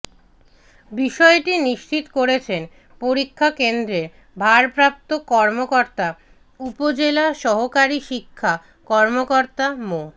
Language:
Bangla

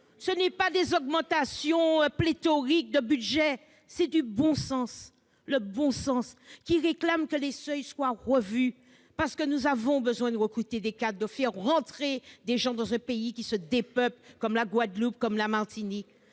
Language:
French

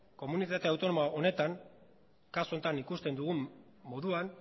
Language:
Basque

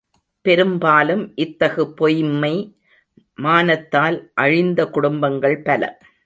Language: Tamil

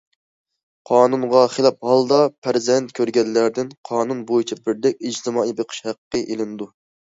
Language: Uyghur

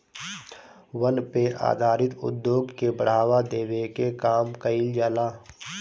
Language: Bhojpuri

